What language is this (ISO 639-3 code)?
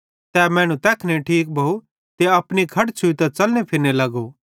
bhd